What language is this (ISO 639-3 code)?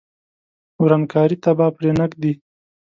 pus